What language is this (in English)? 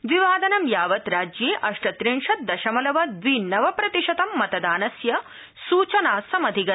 Sanskrit